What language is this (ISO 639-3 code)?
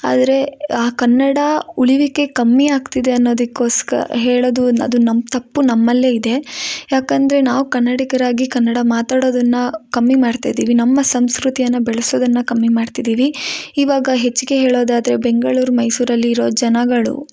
kan